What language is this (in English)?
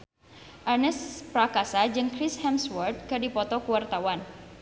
Sundanese